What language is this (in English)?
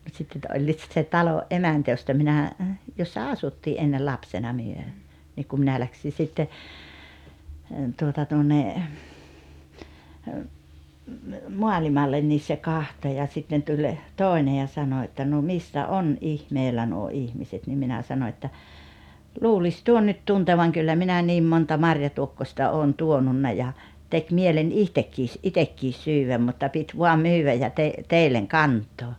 Finnish